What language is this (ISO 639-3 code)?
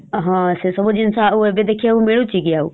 ori